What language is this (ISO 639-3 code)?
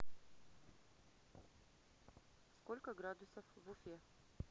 rus